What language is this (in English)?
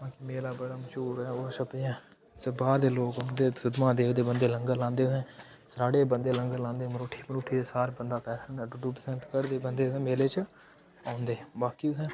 Dogri